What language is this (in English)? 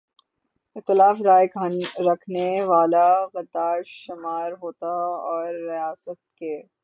Urdu